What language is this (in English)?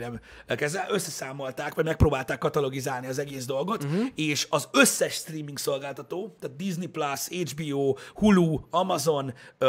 Hungarian